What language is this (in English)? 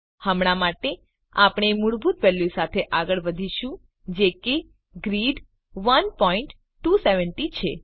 Gujarati